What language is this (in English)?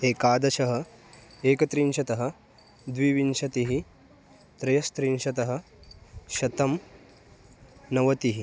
Sanskrit